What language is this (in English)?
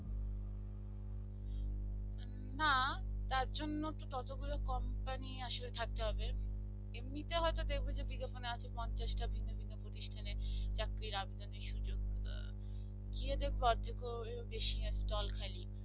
Bangla